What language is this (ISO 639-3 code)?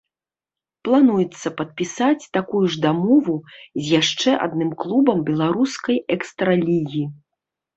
bel